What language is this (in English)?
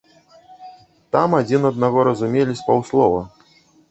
Belarusian